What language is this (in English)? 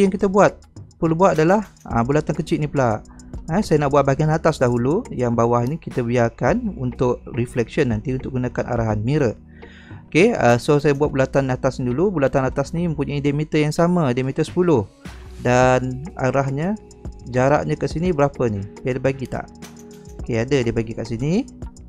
Malay